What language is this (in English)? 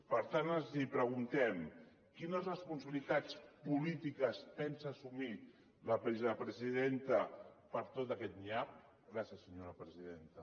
Catalan